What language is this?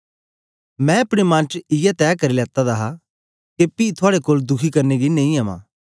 Dogri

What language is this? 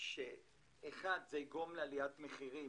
Hebrew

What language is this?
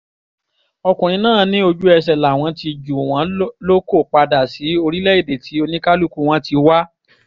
Yoruba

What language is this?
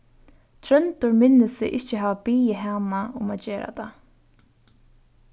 Faroese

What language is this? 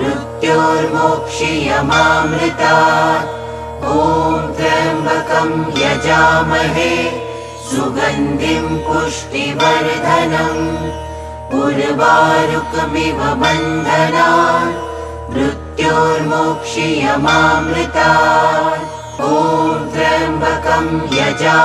Bangla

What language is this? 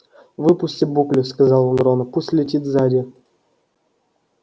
Russian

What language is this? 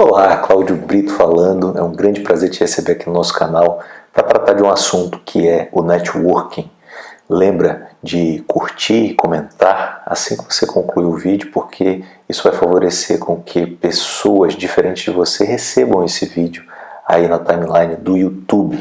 Portuguese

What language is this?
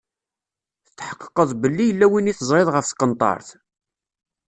Kabyle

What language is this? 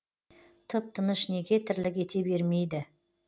Kazakh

